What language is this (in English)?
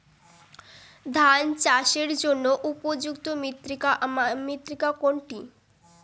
Bangla